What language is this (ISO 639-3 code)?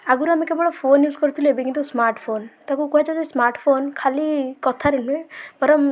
ori